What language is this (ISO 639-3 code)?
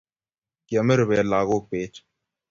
kln